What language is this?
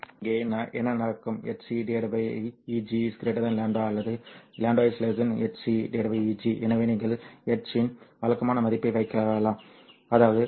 Tamil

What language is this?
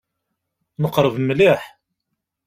Kabyle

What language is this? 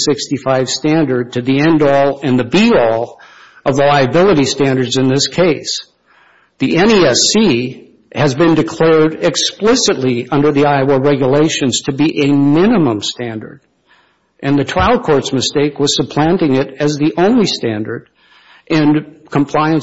English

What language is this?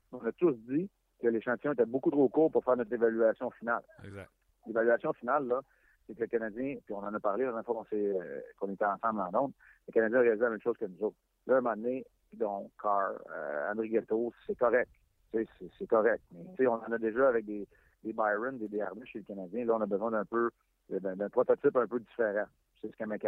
French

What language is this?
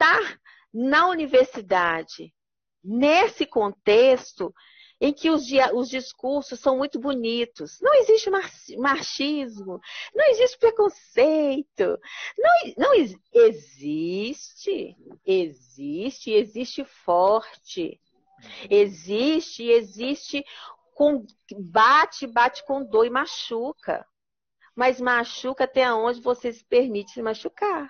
Portuguese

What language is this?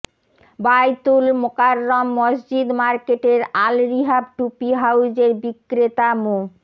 Bangla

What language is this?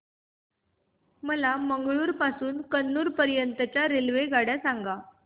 Marathi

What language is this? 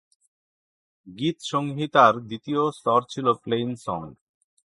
Bangla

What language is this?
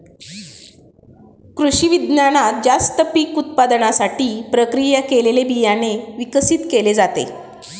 Marathi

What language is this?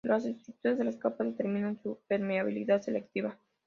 Spanish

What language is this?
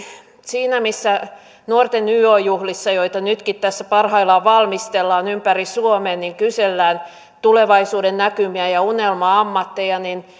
Finnish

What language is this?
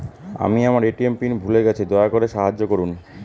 Bangla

